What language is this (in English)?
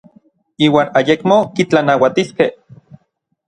Orizaba Nahuatl